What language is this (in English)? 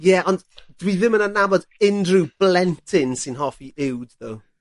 Welsh